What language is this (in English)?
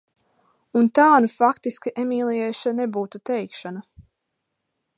Latvian